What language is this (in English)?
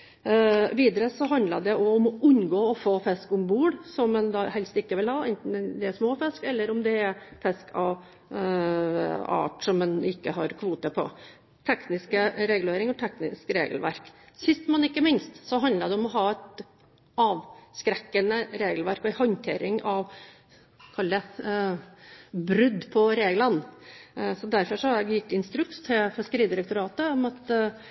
Norwegian Bokmål